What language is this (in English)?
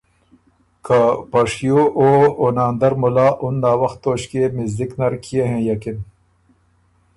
Ormuri